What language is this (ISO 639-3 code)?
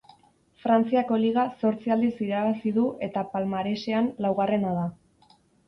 eus